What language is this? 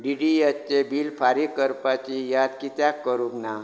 Konkani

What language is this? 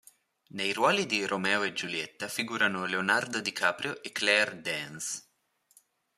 Italian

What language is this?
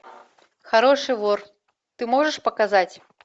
Russian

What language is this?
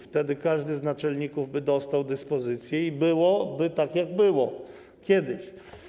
Polish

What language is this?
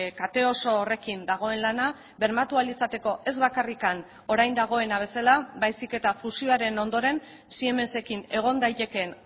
Basque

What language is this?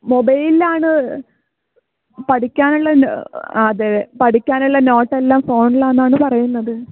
Malayalam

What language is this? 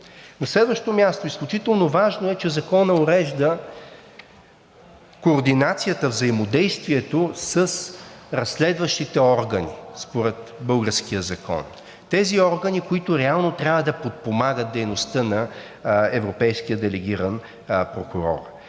Bulgarian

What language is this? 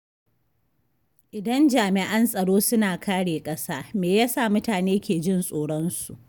Hausa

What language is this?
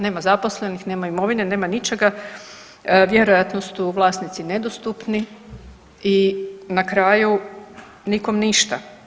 Croatian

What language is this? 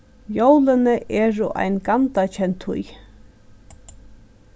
Faroese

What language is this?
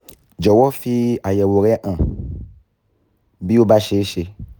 Yoruba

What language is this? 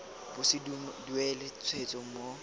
Tswana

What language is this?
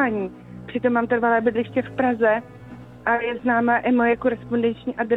Czech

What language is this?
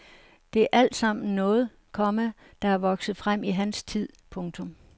Danish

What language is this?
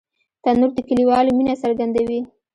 Pashto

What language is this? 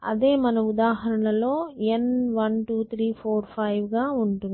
Telugu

